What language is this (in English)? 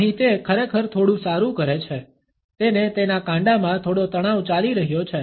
Gujarati